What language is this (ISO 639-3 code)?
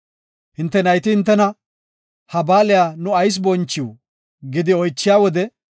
gof